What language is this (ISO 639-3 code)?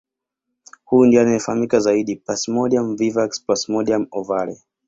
swa